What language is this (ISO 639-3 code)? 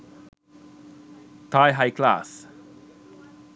sin